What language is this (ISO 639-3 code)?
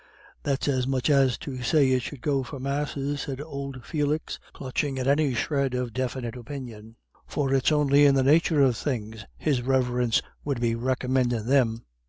eng